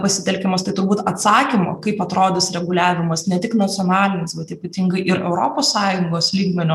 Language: Lithuanian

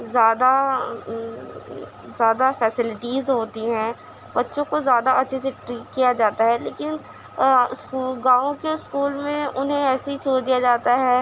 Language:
Urdu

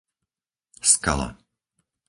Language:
Slovak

